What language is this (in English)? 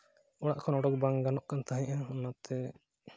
Santali